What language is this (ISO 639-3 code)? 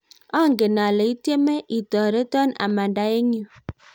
kln